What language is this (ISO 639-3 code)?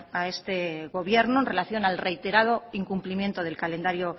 spa